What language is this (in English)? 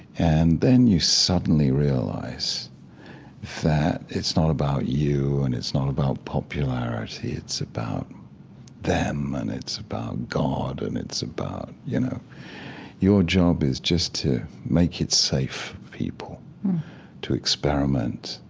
English